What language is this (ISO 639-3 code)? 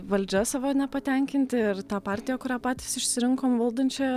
lit